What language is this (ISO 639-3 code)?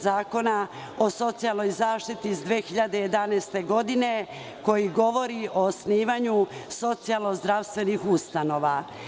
srp